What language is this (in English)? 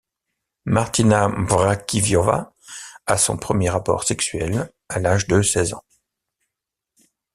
French